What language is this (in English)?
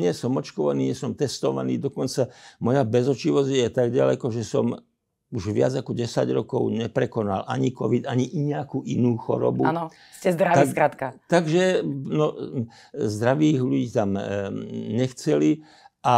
Slovak